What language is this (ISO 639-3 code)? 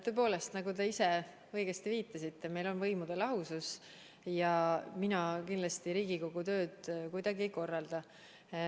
est